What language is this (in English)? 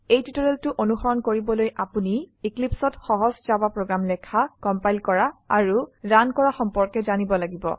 Assamese